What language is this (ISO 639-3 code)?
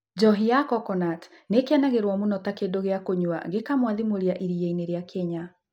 kik